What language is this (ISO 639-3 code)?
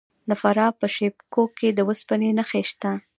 pus